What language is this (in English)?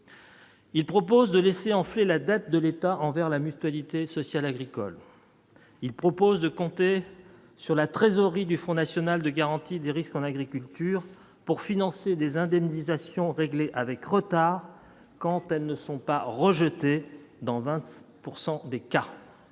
French